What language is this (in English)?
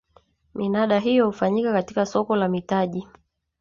Swahili